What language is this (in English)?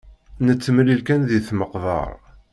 Kabyle